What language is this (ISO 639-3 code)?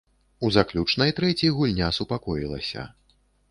bel